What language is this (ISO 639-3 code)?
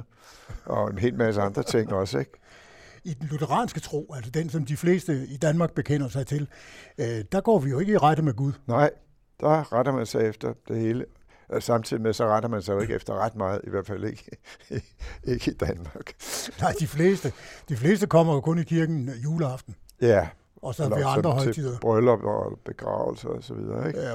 dan